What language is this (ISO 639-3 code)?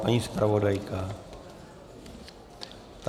ces